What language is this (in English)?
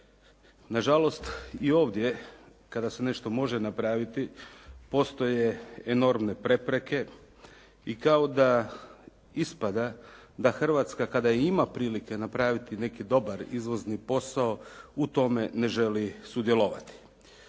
Croatian